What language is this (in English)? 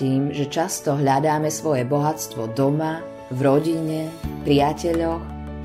Slovak